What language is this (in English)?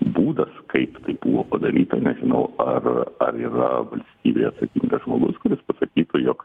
Lithuanian